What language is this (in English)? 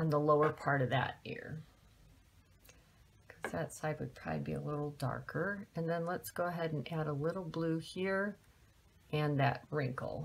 English